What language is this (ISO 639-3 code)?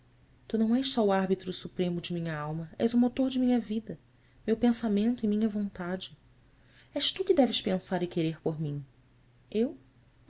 por